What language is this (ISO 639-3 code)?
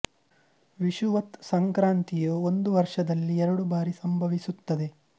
kan